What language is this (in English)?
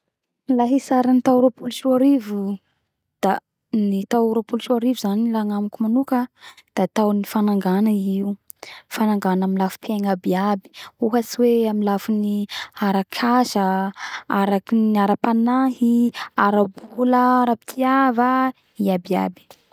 Bara Malagasy